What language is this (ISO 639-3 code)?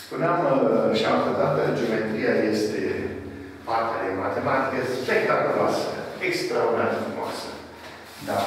ron